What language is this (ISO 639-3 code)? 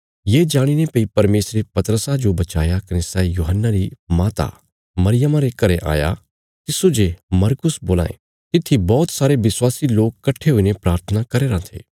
kfs